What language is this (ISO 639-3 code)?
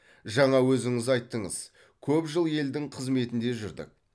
kaz